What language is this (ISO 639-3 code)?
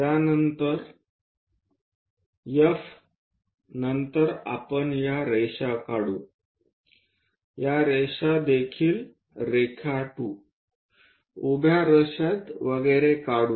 mar